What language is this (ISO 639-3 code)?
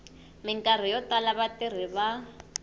tso